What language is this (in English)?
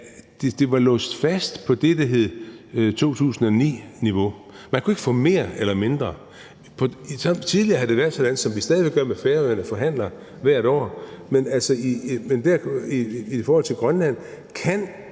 Danish